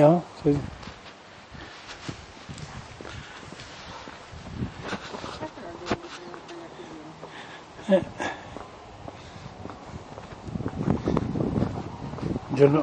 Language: Italian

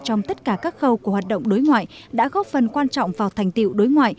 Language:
Vietnamese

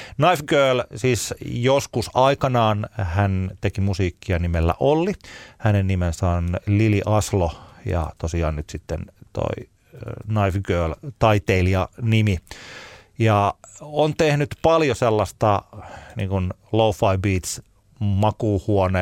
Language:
Finnish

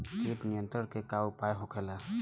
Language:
Bhojpuri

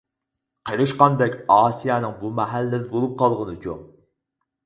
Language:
Uyghur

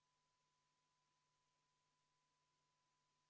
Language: Estonian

